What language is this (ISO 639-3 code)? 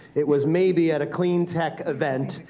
eng